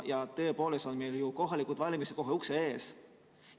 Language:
Estonian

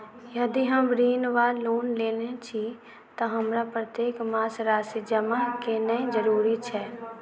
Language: Maithili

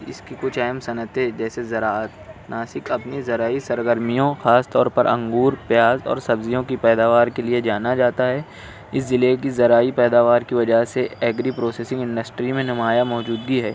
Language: Urdu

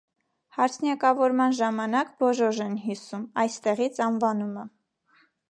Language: Armenian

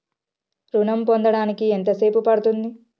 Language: Telugu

